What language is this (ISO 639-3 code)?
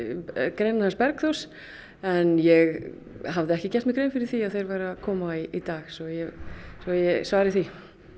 isl